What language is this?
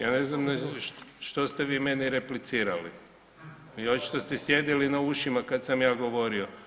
Croatian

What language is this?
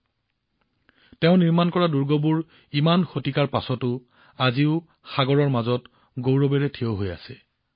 Assamese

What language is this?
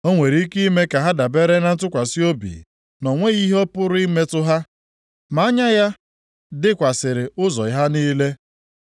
Igbo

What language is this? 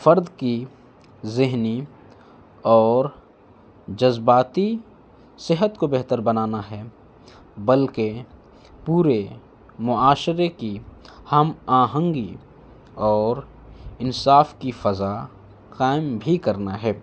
Urdu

